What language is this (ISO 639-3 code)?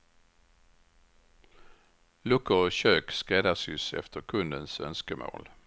swe